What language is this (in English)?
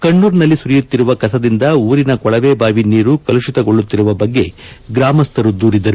Kannada